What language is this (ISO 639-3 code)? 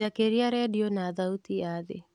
kik